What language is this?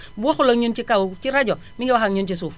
Wolof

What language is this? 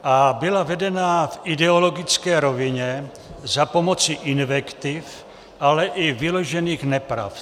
Czech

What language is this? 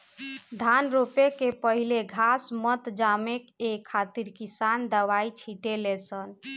Bhojpuri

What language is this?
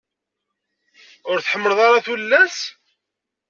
Kabyle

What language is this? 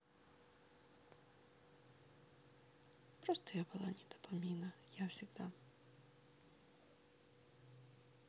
Russian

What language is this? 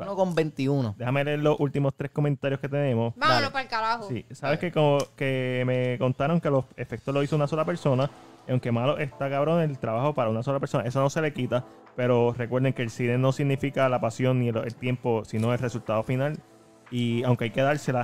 Spanish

